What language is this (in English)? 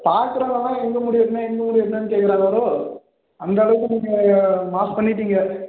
Tamil